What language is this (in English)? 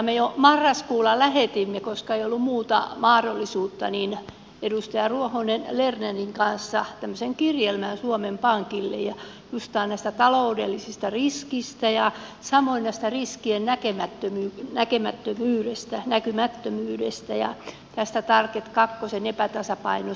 Finnish